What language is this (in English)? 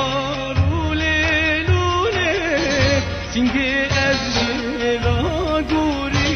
Turkish